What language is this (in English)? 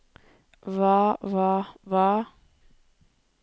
Norwegian